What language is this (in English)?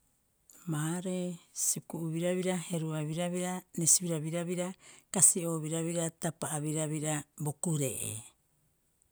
Rapoisi